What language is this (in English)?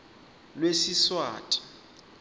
Swati